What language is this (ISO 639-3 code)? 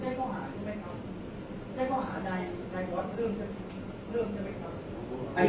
tha